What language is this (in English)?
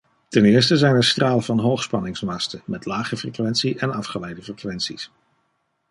Dutch